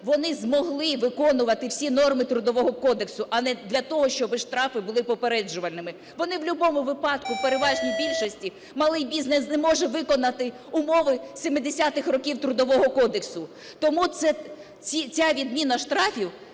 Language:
Ukrainian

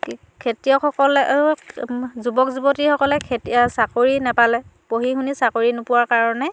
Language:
Assamese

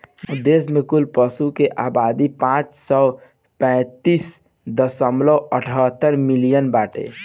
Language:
Bhojpuri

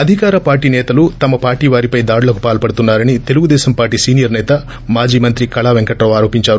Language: Telugu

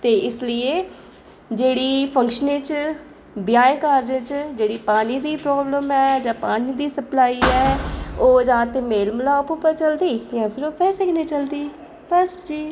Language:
Dogri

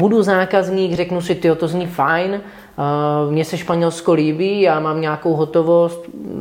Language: Czech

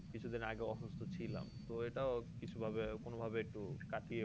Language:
Bangla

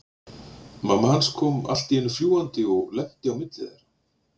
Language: Icelandic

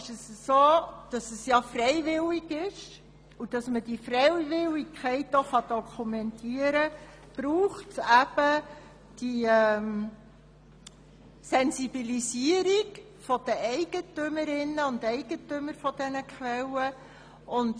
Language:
Swiss German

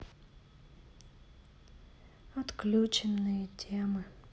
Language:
Russian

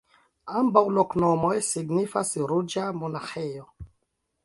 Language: Esperanto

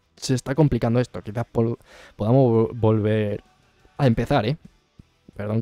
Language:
Spanish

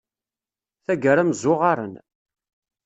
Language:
Kabyle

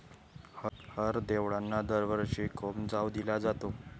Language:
Marathi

